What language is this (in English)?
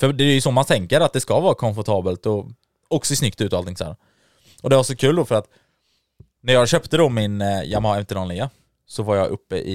Swedish